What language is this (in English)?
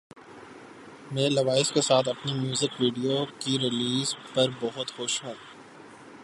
Urdu